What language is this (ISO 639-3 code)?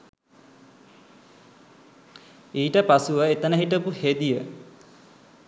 sin